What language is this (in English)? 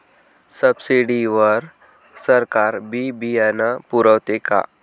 Marathi